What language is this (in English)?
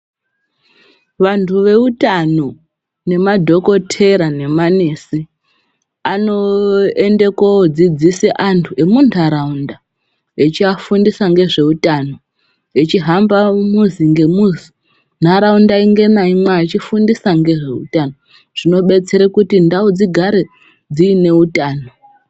Ndau